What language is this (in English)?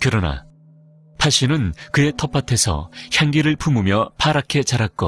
Korean